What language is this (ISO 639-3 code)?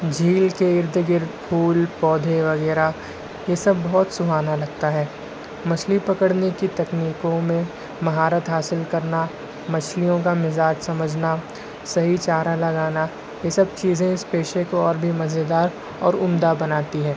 urd